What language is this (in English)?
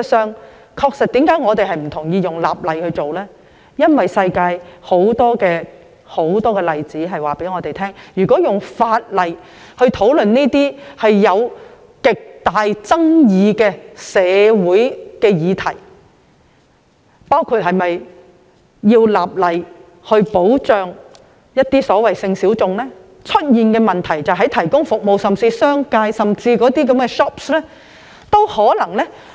Cantonese